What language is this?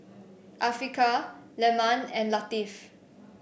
English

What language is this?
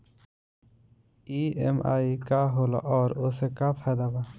Bhojpuri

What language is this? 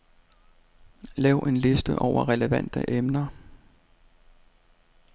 Danish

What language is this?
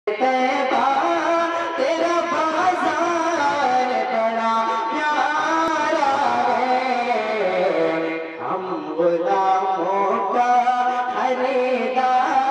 Thai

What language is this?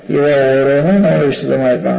Malayalam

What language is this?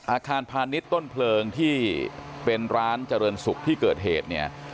Thai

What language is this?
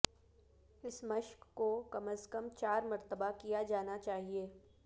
Urdu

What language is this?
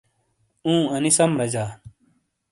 Shina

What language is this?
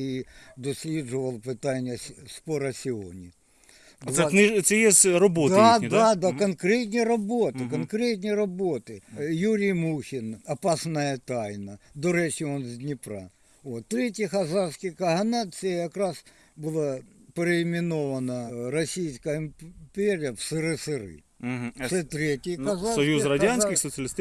Ukrainian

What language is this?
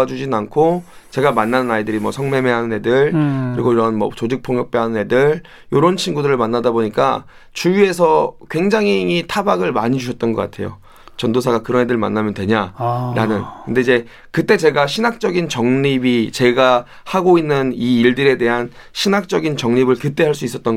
Korean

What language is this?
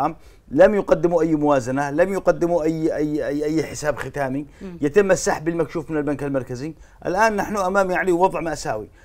Arabic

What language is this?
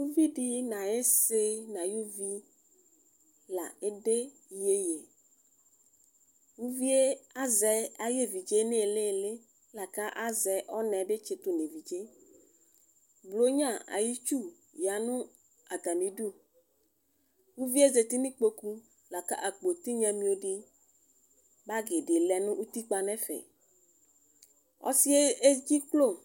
Ikposo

